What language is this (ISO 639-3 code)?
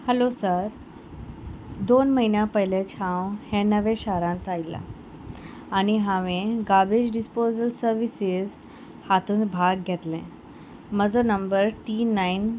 kok